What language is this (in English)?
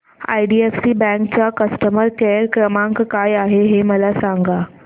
Marathi